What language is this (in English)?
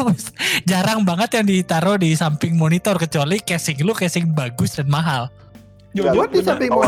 Indonesian